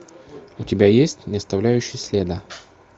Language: Russian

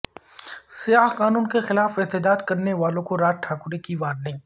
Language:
Urdu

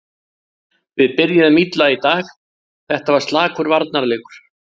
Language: Icelandic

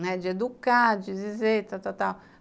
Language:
Portuguese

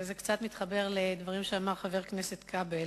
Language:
Hebrew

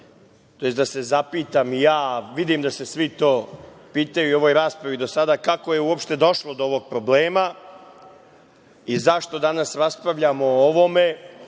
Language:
Serbian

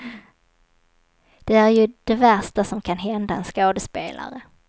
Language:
Swedish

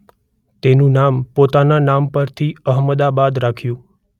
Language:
Gujarati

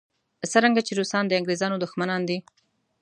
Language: Pashto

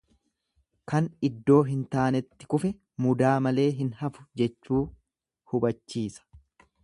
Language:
Oromo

